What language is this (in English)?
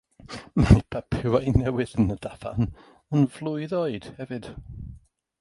Welsh